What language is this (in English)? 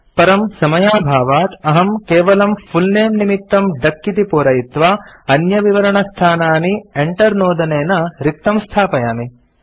Sanskrit